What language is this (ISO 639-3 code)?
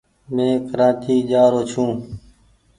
gig